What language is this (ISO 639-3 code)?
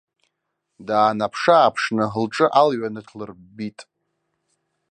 abk